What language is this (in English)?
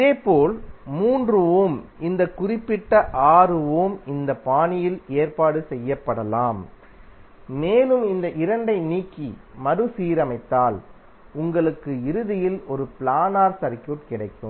Tamil